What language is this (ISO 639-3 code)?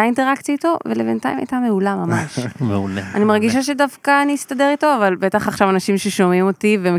heb